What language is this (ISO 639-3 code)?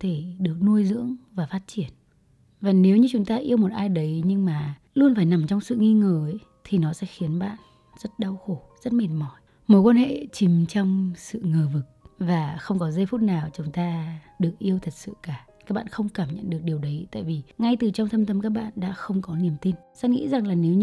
vie